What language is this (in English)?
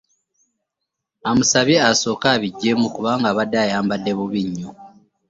Ganda